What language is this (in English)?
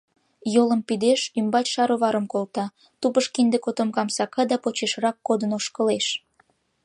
Mari